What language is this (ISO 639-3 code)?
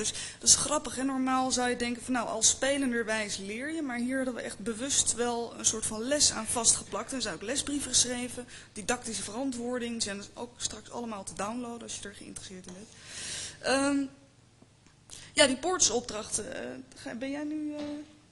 nld